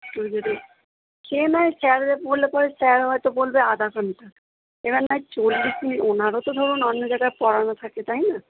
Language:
Bangla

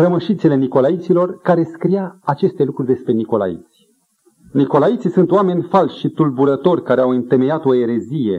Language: Romanian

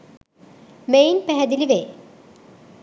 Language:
Sinhala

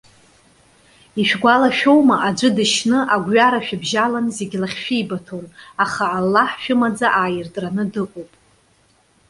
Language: Abkhazian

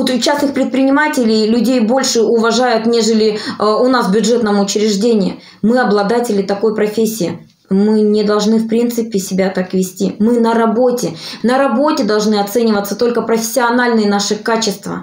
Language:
Russian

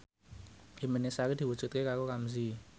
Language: Javanese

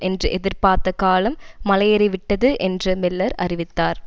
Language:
Tamil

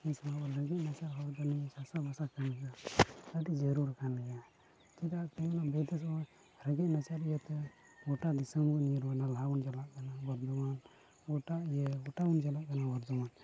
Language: Santali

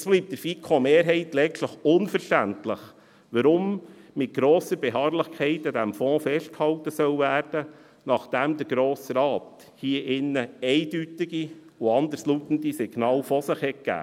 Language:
Swiss German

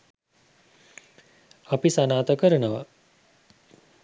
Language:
Sinhala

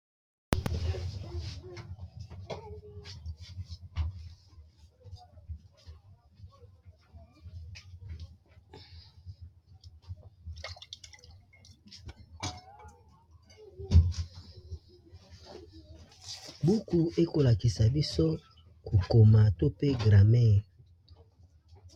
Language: Lingala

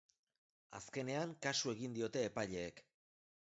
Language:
Basque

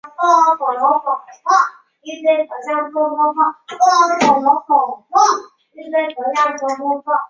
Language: Chinese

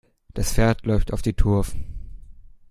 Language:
German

